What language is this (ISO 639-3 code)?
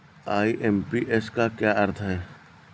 hin